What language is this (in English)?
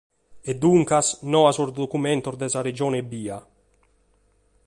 Sardinian